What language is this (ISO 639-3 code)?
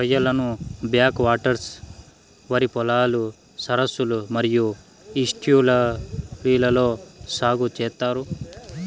tel